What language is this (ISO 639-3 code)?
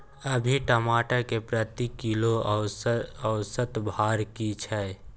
mai